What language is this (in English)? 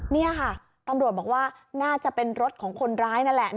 Thai